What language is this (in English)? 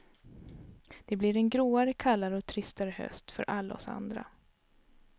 Swedish